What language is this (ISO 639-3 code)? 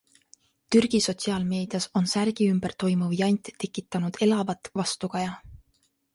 est